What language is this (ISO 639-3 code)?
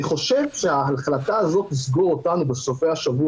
heb